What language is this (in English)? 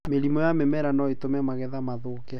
Kikuyu